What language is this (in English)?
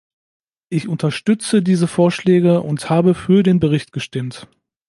German